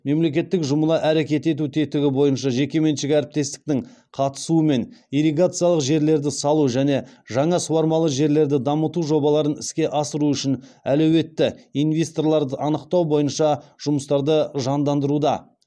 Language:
Kazakh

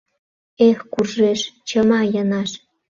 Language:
Mari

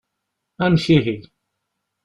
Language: Kabyle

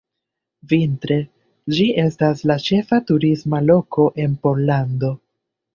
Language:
Esperanto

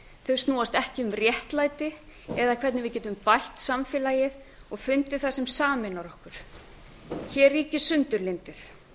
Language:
Icelandic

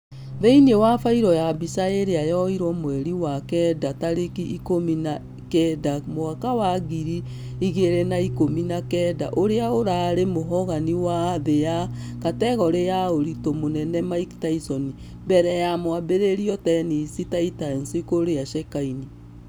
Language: Kikuyu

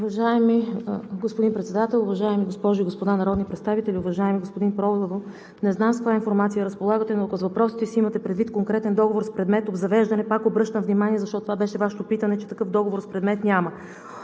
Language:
Bulgarian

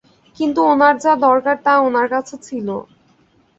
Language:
Bangla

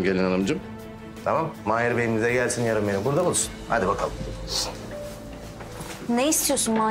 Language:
Turkish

